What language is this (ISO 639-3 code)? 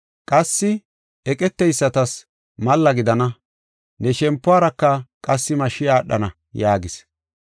gof